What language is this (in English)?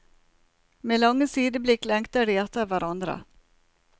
Norwegian